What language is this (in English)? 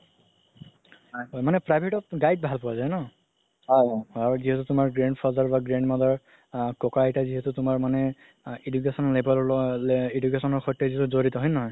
Assamese